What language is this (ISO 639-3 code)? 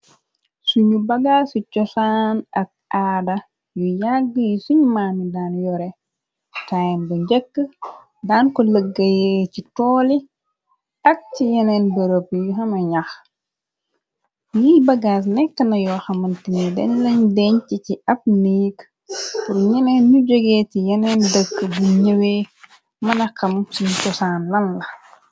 wol